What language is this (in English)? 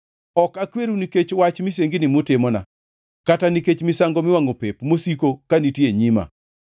Luo (Kenya and Tanzania)